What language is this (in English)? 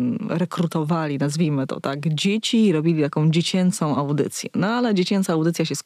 Polish